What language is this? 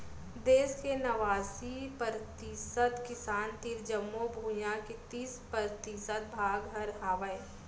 Chhattisgarhi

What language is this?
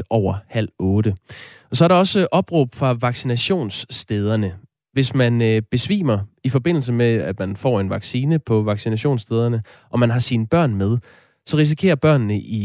Danish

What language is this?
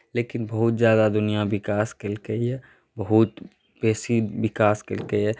Maithili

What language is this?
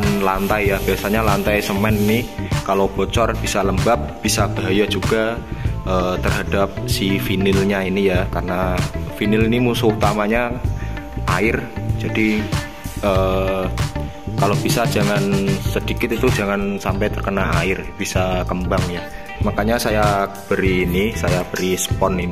Indonesian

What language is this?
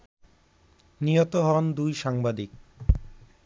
Bangla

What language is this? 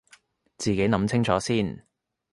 Cantonese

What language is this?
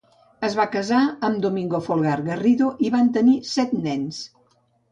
Catalan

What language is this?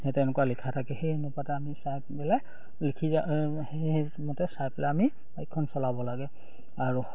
Assamese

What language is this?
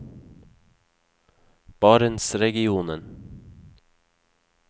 Norwegian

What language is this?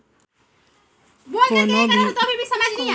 Chhattisgarhi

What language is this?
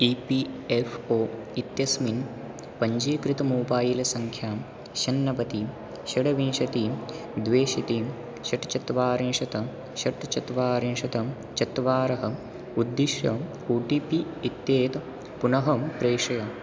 Sanskrit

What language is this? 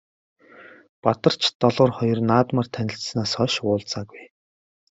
Mongolian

